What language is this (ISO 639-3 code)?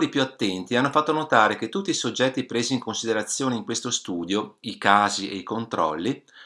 ita